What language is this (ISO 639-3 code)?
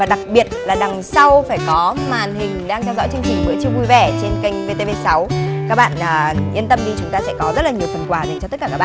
vie